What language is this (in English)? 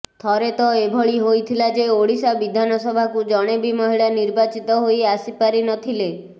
Odia